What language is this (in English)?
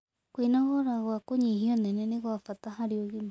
Kikuyu